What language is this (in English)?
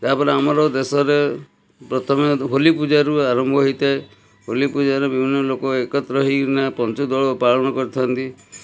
Odia